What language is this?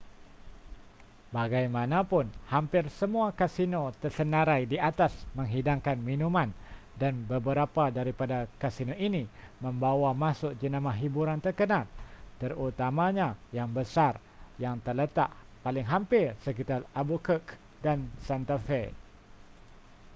Malay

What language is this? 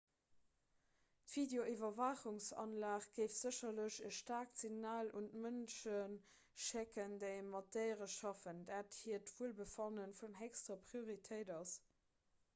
Luxembourgish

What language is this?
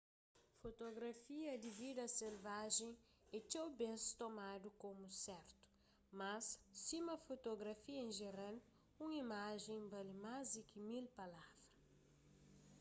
Kabuverdianu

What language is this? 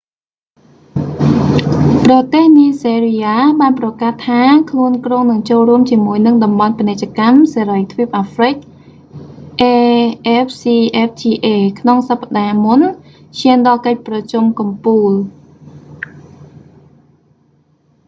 Khmer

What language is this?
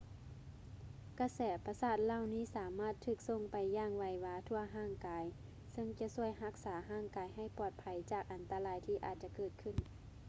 Lao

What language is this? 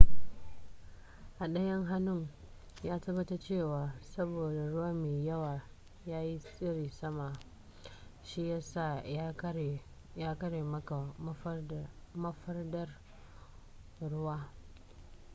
Hausa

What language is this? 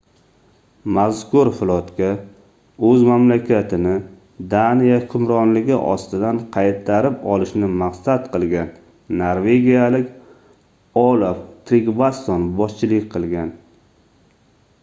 Uzbek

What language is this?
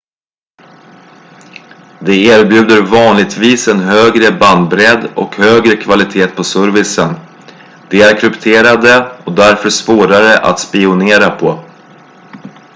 Swedish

